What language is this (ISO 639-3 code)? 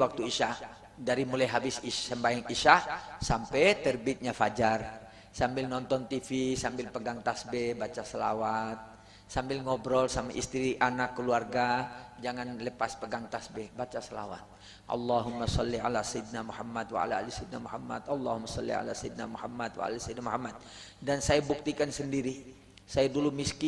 ind